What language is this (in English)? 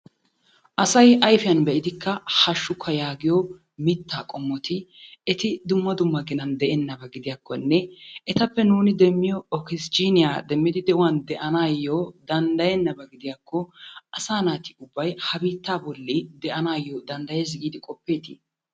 Wolaytta